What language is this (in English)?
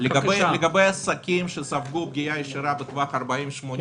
Hebrew